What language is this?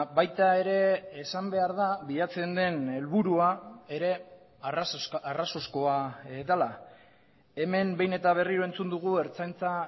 Basque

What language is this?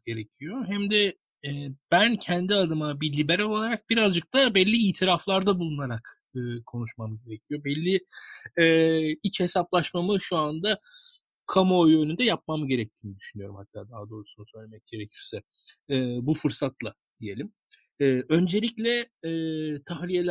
Turkish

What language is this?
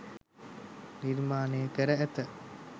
Sinhala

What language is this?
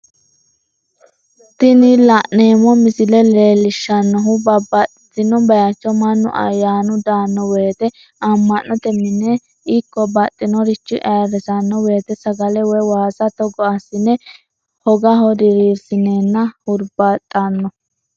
Sidamo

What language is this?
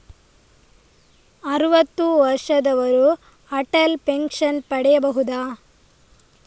Kannada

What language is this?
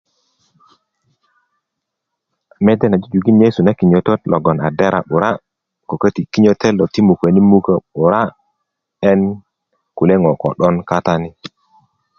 Kuku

